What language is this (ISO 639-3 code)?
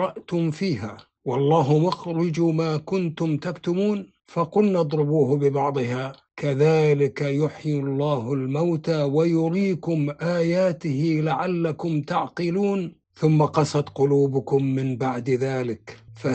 ara